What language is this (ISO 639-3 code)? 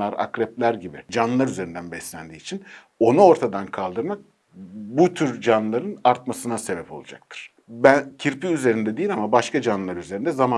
tur